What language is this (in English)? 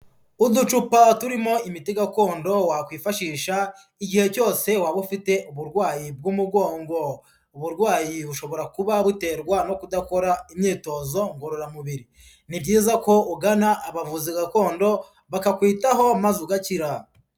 Kinyarwanda